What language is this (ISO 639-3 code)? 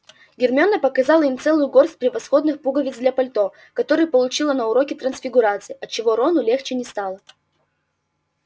rus